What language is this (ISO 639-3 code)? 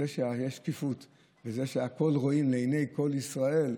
heb